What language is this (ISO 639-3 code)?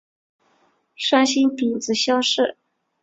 zho